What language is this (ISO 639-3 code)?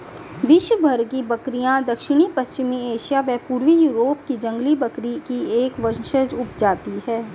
hin